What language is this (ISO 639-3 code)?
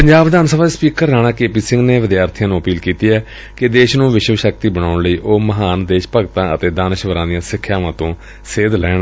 pan